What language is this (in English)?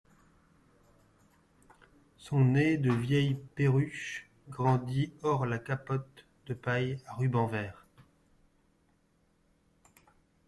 French